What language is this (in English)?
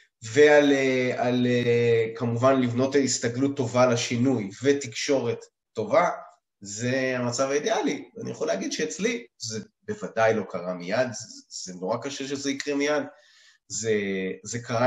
Hebrew